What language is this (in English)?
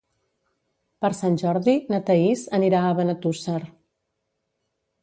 Catalan